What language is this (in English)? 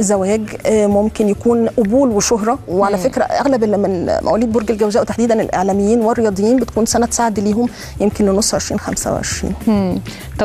Arabic